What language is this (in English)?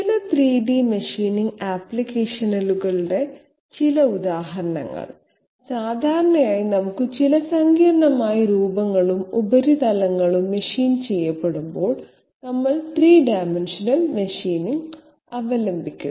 Malayalam